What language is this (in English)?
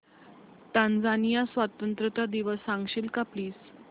Marathi